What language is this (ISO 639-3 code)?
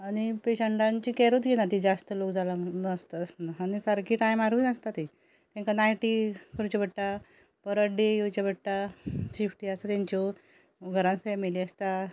kok